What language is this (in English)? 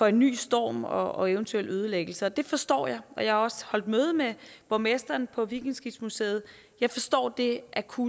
Danish